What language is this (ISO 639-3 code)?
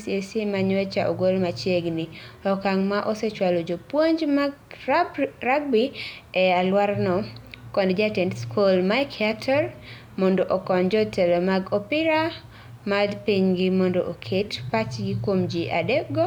luo